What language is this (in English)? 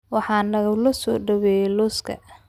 Somali